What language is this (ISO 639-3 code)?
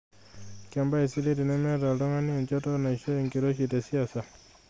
mas